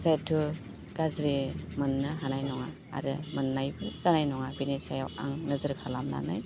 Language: Bodo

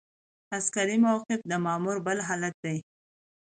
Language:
Pashto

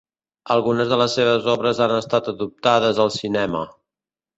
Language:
Catalan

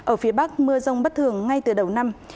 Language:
Vietnamese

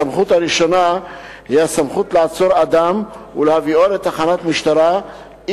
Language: Hebrew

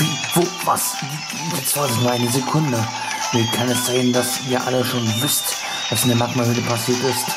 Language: German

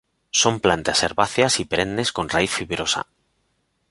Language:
Spanish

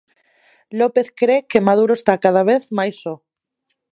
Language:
Galician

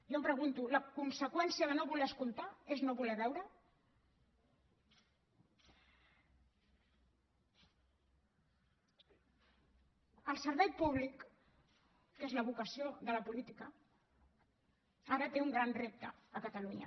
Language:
Catalan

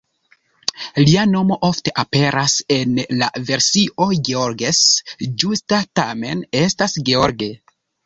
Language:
Esperanto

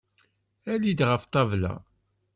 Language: Kabyle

